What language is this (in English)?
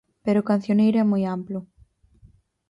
Galician